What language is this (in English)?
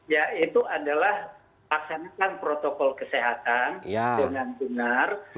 Indonesian